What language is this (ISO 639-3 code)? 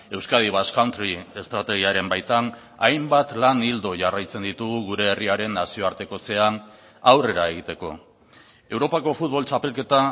eus